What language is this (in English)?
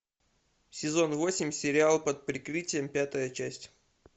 Russian